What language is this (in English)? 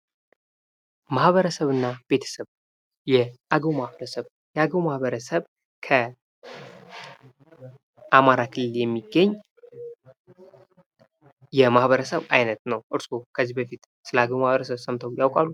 Amharic